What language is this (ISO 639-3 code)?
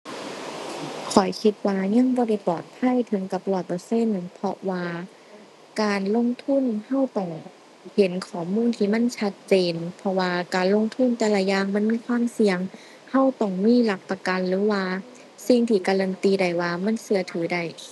tha